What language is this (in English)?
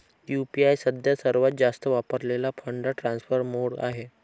Marathi